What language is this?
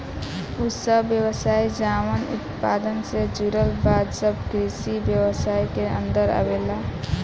Bhojpuri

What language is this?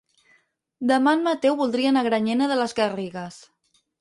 Catalan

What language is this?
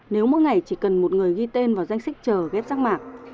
Vietnamese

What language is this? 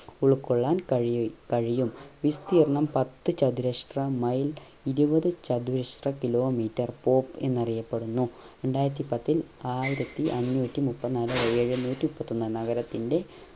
Malayalam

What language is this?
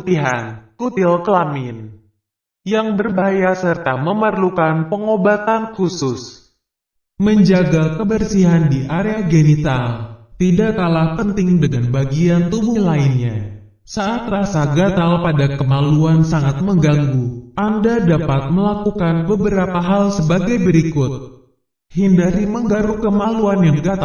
Indonesian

